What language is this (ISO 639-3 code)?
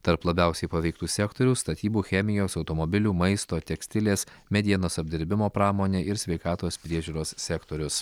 lit